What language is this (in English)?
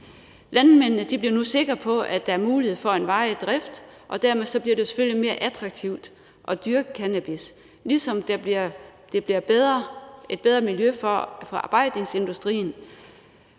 Danish